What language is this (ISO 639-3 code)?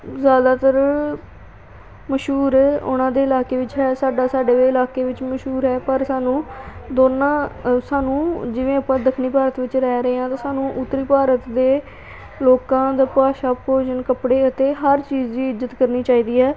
pan